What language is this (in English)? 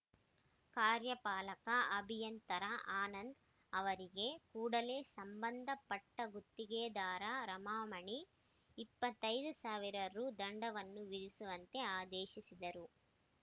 Kannada